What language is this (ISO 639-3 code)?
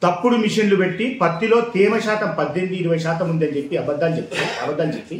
tel